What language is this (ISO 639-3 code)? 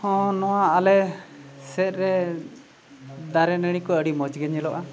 sat